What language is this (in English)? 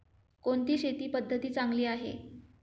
Marathi